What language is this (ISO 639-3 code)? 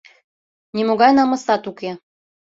chm